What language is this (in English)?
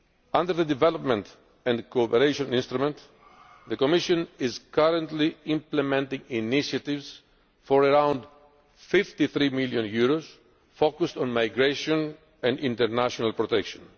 English